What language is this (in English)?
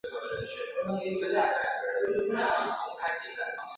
Chinese